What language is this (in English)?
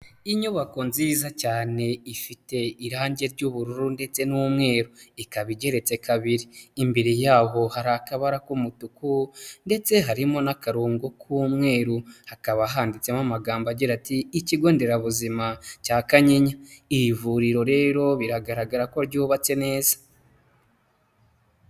Kinyarwanda